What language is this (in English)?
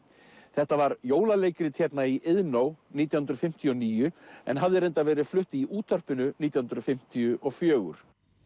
Icelandic